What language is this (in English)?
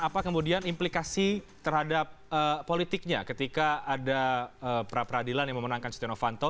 Indonesian